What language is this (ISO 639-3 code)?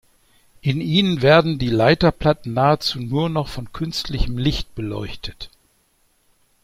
deu